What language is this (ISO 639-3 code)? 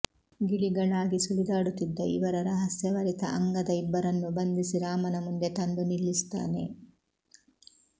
kan